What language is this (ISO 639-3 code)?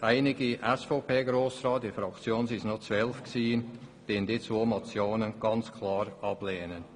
gsw